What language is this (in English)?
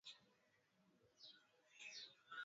Swahili